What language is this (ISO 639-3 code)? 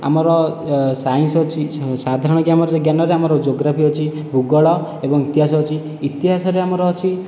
ori